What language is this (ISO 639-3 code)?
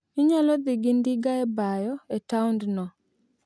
luo